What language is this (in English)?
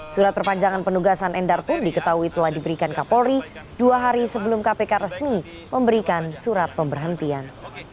Indonesian